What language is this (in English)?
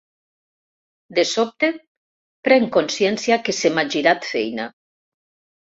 Catalan